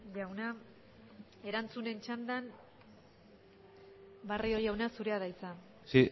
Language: Basque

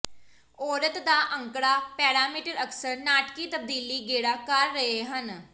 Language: Punjabi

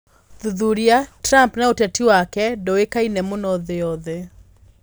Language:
Kikuyu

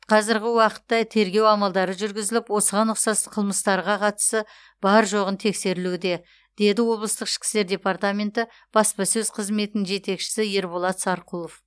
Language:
Kazakh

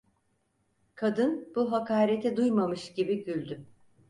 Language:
Turkish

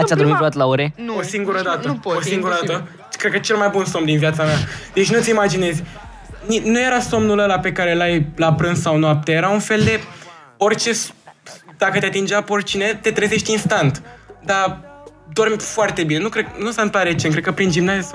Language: Romanian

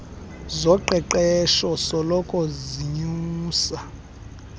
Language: Xhosa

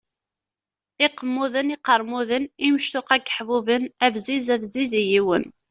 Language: Kabyle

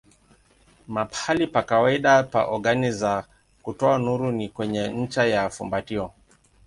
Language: Swahili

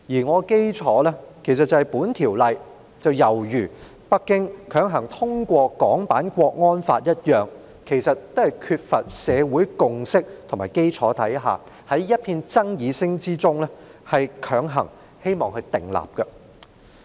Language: Cantonese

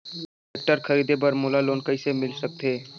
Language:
Chhattisgarhi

